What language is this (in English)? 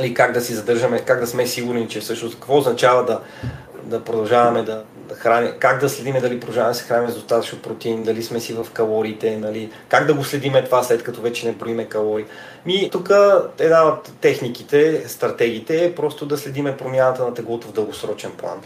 Bulgarian